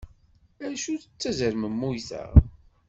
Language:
Kabyle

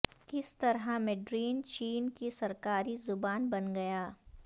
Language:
Urdu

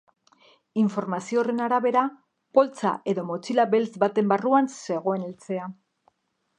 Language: Basque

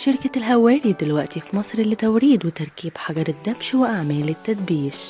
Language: Arabic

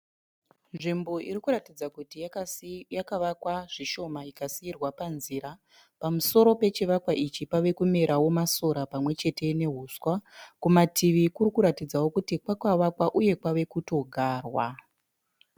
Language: Shona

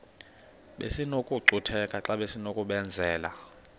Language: Xhosa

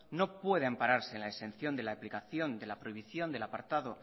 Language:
Spanish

